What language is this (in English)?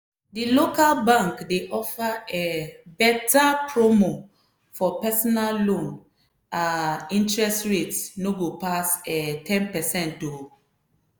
Nigerian Pidgin